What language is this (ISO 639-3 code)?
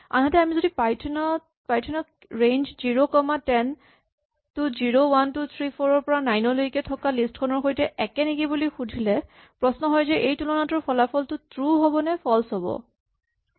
asm